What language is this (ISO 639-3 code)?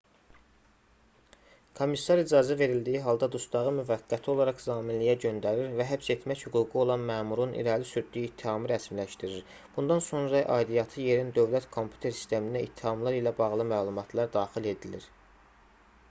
aze